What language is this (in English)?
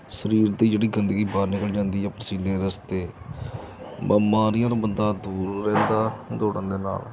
Punjabi